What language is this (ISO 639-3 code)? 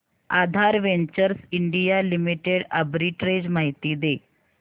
mar